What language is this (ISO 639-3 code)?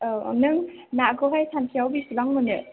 brx